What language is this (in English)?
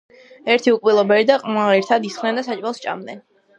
Georgian